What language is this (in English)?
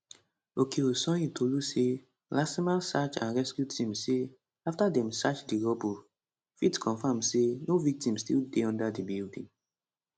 Nigerian Pidgin